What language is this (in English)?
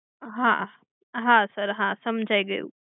Gujarati